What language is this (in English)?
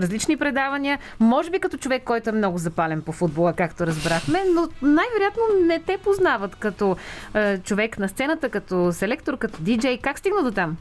Bulgarian